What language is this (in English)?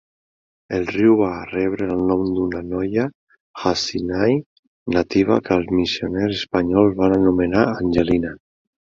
Catalan